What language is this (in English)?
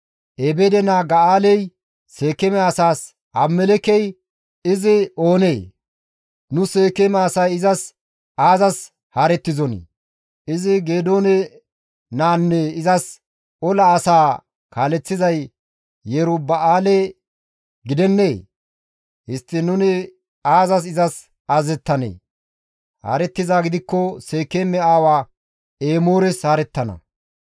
Gamo